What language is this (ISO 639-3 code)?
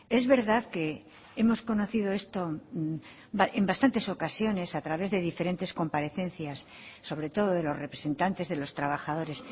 spa